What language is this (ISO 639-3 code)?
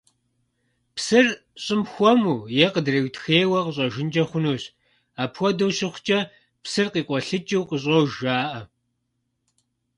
kbd